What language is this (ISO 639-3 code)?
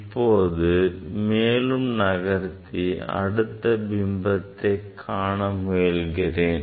tam